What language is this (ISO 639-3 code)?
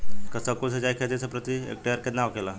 bho